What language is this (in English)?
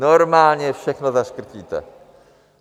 Czech